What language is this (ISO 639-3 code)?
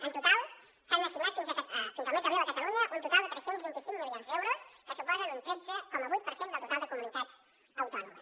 cat